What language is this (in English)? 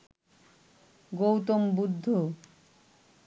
Bangla